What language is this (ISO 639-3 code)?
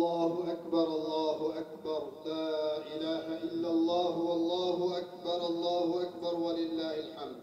ara